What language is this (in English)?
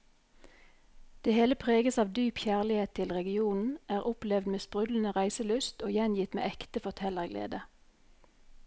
Norwegian